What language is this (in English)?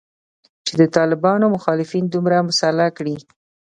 Pashto